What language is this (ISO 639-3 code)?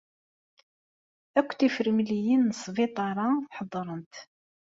kab